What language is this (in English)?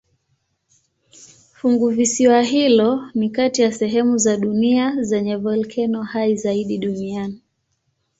Swahili